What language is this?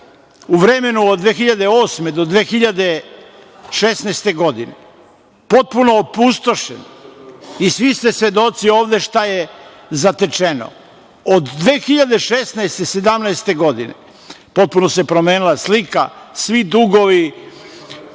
Serbian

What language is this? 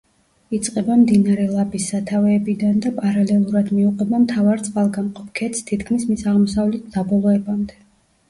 Georgian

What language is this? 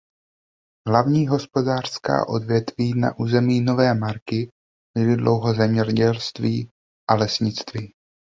Czech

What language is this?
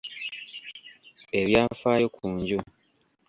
Ganda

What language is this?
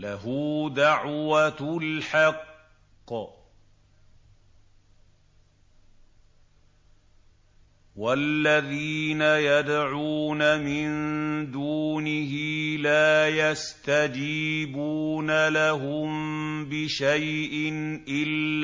Arabic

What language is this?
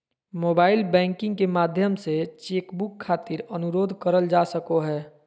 Magahi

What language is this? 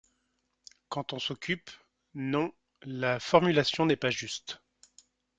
French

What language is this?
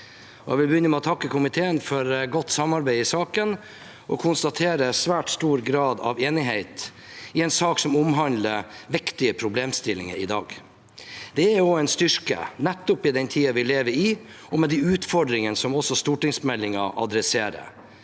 Norwegian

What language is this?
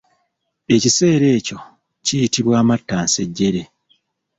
Ganda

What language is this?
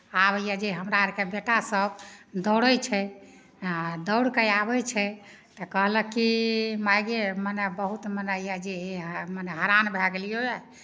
Maithili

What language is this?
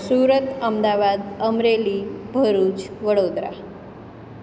Gujarati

